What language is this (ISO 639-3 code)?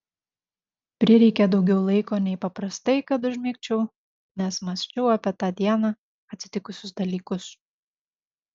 lit